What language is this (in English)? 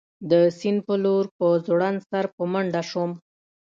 Pashto